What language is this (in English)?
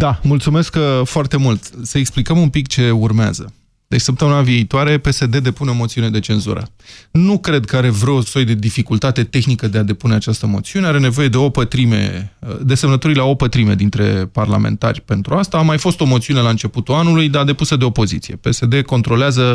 Romanian